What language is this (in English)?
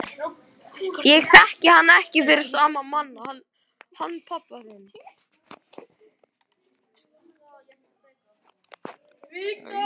Icelandic